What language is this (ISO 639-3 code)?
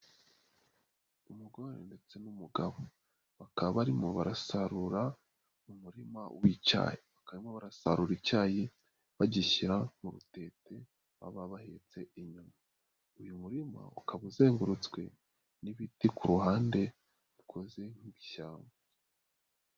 kin